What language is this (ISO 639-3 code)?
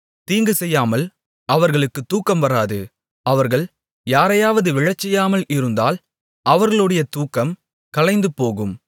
tam